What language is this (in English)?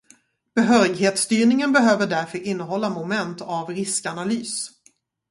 Swedish